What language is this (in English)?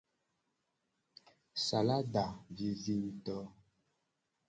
Gen